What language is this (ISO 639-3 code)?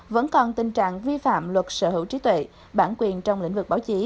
vie